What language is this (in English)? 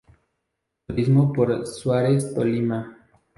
Spanish